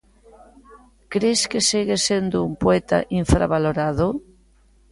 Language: Galician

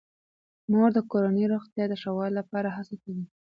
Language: Pashto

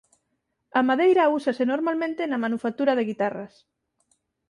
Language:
Galician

